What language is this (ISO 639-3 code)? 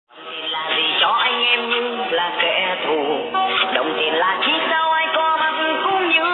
vie